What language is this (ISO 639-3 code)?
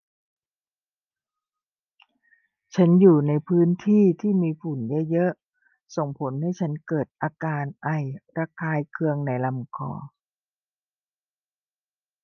tha